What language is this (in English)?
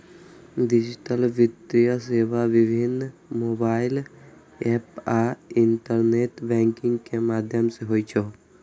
Maithili